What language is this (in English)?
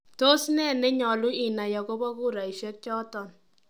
Kalenjin